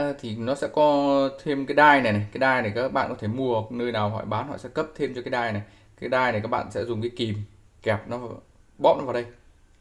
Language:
Vietnamese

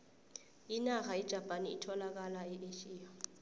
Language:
South Ndebele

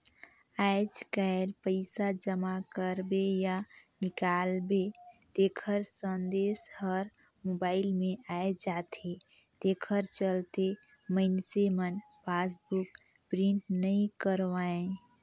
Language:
Chhattisgarhi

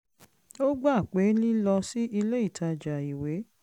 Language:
Yoruba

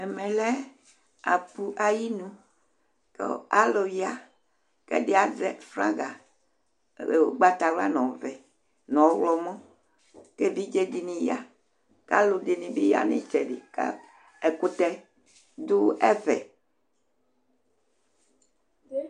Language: Ikposo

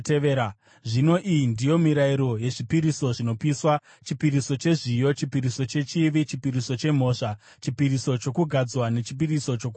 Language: Shona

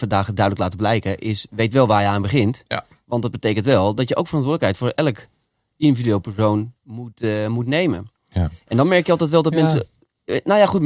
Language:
Dutch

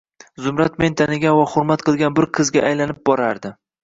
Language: Uzbek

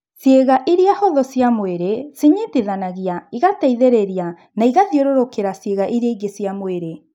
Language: Kikuyu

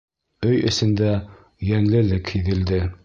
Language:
Bashkir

